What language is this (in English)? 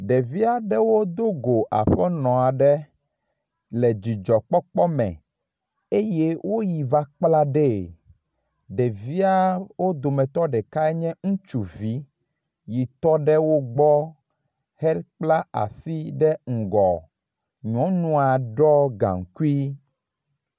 Ewe